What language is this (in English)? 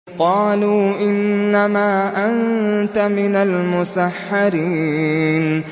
Arabic